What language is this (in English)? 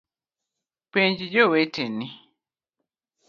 Luo (Kenya and Tanzania)